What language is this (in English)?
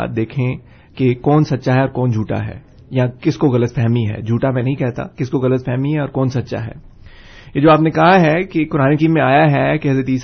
Urdu